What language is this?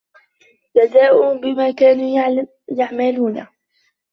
Arabic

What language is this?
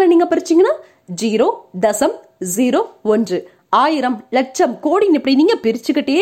Tamil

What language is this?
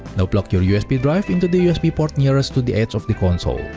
English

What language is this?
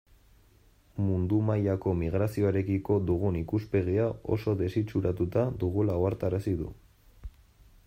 Basque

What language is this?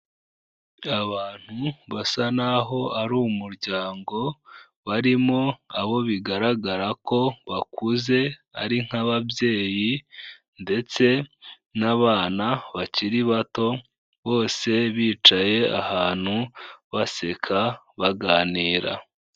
Kinyarwanda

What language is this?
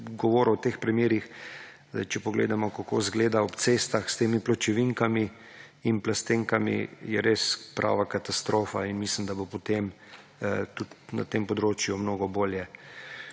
Slovenian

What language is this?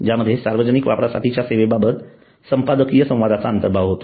Marathi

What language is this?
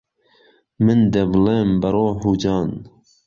Central Kurdish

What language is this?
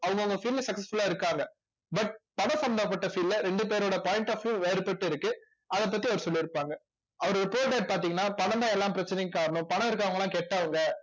Tamil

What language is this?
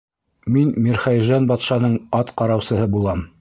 Bashkir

